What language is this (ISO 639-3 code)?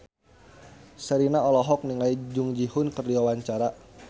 sun